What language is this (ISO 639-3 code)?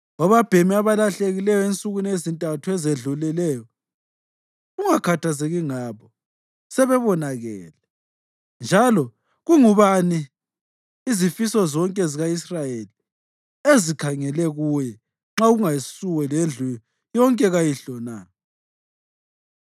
nde